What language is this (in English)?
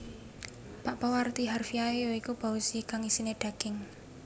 Javanese